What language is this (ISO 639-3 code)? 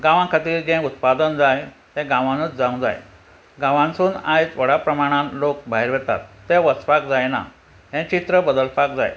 kok